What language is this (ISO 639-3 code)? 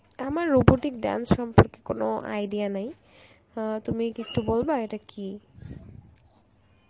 ben